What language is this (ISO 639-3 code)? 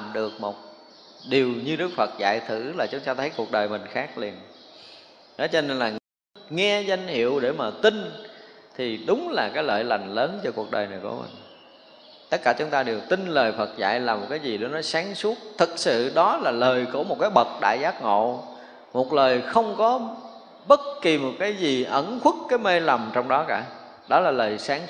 vie